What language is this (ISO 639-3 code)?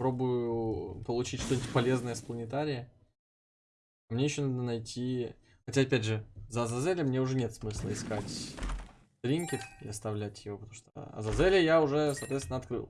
rus